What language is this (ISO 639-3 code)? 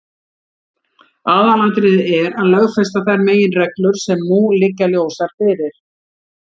isl